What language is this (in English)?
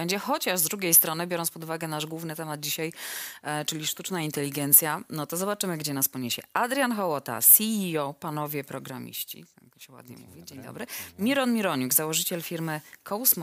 Polish